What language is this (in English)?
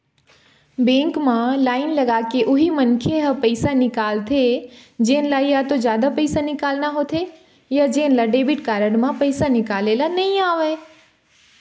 Chhattisgarhi